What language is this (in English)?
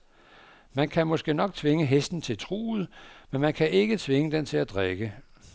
Danish